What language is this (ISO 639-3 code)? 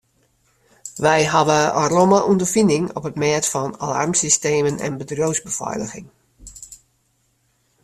fry